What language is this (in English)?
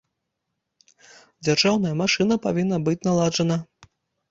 Belarusian